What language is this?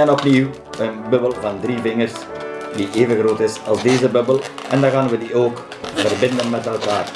Dutch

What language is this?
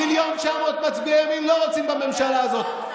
Hebrew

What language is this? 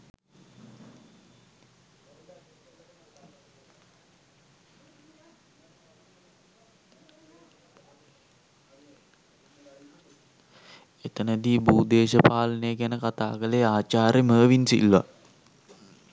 Sinhala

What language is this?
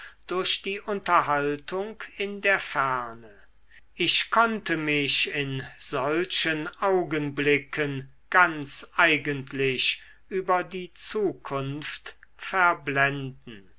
German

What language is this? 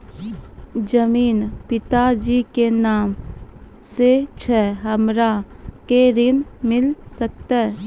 Maithili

